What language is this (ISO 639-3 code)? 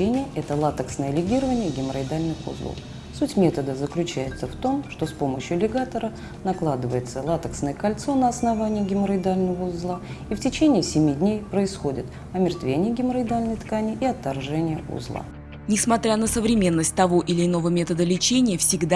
rus